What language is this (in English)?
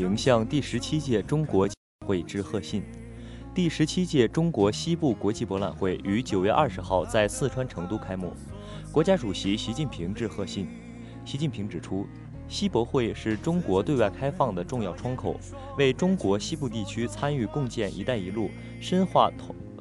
Chinese